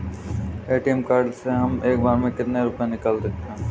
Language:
Hindi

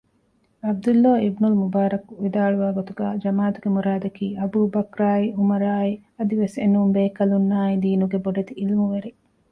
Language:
Divehi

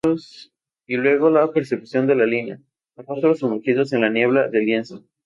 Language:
Spanish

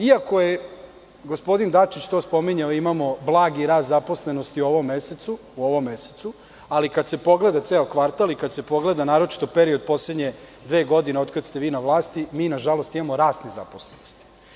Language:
Serbian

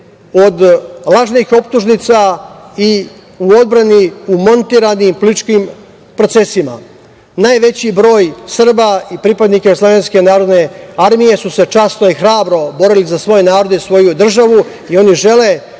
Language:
Serbian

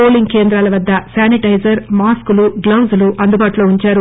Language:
Telugu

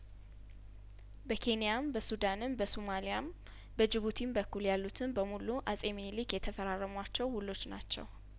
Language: Amharic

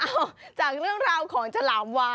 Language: Thai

